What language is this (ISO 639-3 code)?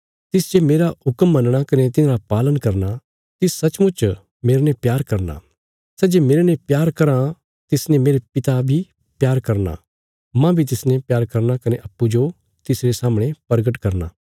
kfs